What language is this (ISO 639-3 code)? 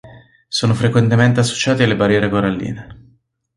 ita